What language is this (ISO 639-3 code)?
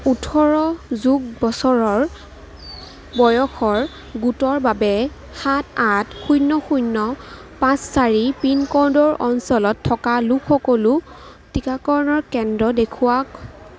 asm